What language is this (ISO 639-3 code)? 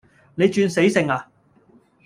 yue